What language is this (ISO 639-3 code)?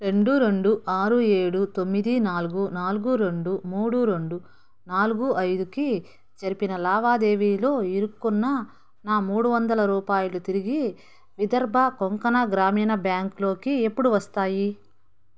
tel